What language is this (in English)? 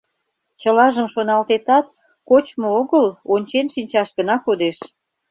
Mari